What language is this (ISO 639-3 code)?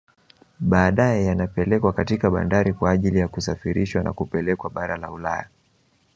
swa